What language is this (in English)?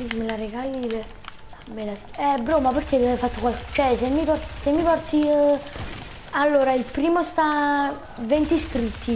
Italian